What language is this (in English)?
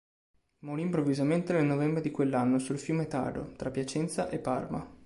Italian